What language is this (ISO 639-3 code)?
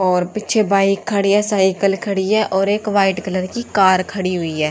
hin